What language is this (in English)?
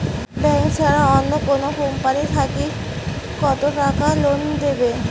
Bangla